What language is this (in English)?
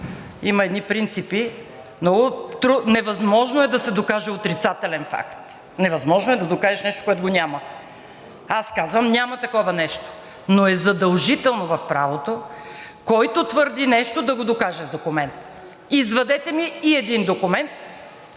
Bulgarian